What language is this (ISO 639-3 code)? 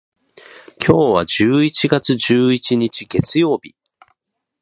jpn